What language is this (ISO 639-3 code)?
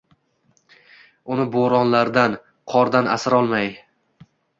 uzb